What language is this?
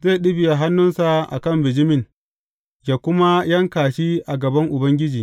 Hausa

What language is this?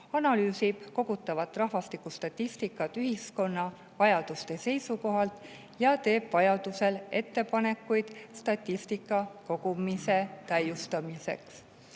Estonian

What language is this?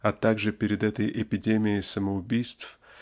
Russian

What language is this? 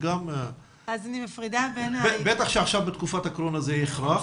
Hebrew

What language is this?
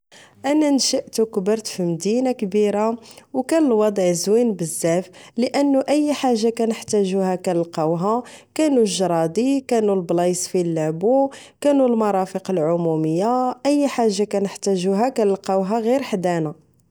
Moroccan Arabic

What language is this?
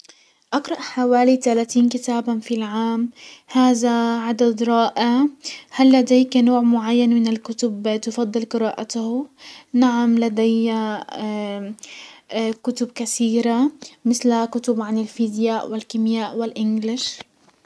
Hijazi Arabic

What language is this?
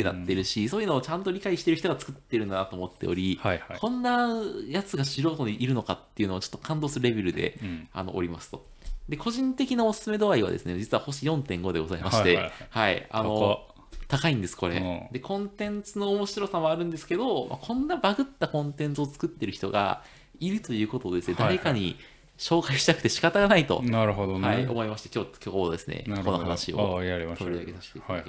Japanese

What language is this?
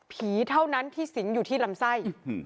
Thai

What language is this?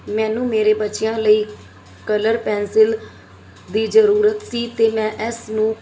Punjabi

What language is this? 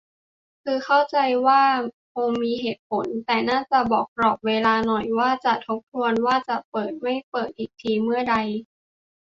Thai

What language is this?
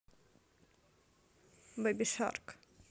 Russian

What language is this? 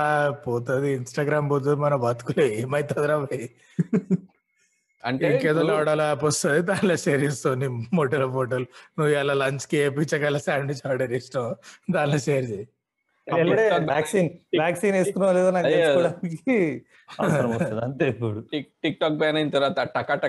Telugu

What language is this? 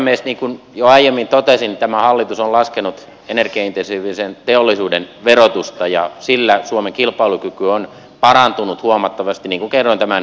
Finnish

